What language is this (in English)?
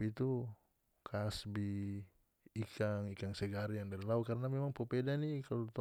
North Moluccan Malay